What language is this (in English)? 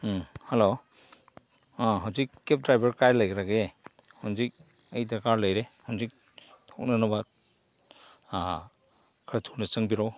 Manipuri